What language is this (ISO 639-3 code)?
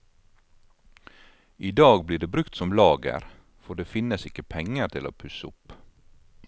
nor